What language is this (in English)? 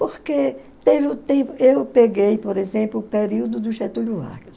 Portuguese